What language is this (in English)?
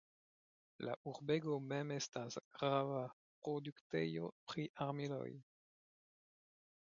Esperanto